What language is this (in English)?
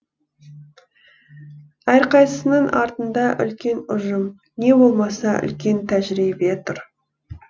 Kazakh